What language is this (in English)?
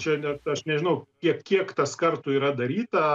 Lithuanian